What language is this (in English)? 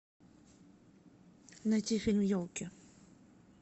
Russian